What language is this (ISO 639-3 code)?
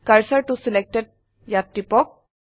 asm